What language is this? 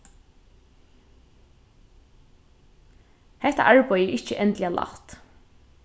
Faroese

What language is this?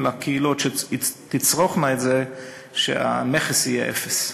Hebrew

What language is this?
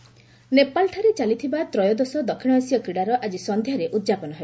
Odia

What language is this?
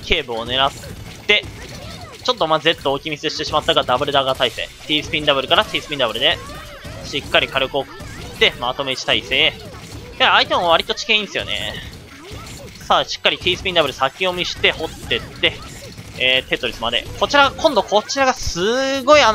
Japanese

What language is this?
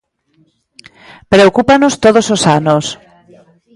Galician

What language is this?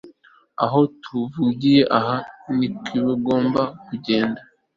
Kinyarwanda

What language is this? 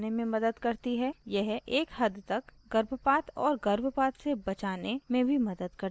Hindi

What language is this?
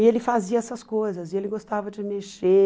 Portuguese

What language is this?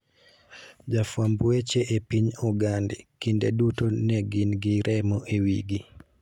Luo (Kenya and Tanzania)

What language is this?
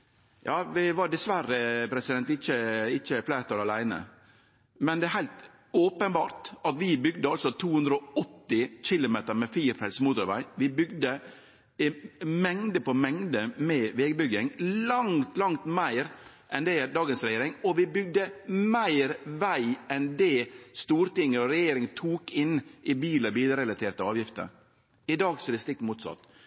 Norwegian Nynorsk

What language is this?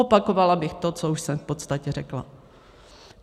Czech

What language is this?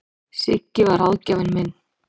Icelandic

